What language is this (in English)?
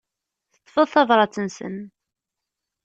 Kabyle